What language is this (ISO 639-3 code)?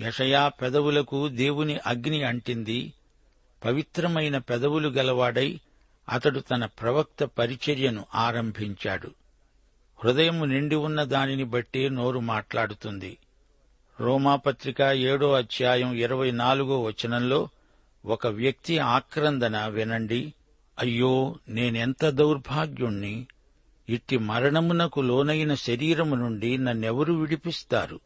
tel